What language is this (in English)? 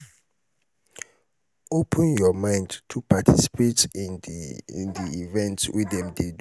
Nigerian Pidgin